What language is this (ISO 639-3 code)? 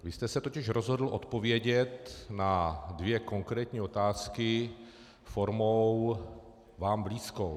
ces